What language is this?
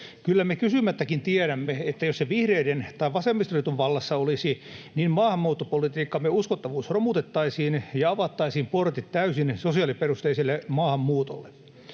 Finnish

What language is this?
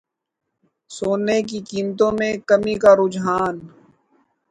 Urdu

